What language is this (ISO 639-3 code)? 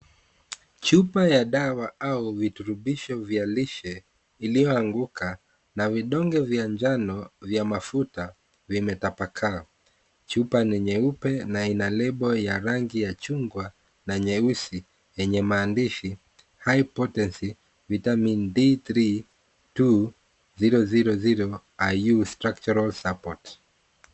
swa